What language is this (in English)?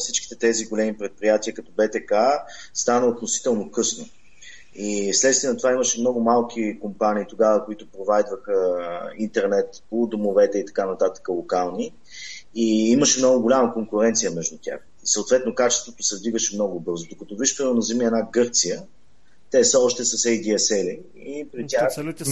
Bulgarian